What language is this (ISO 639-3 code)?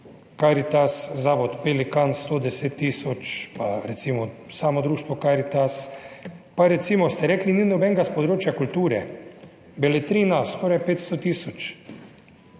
slv